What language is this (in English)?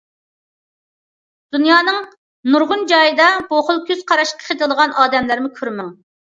Uyghur